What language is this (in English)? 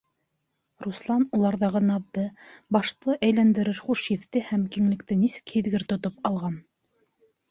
Bashkir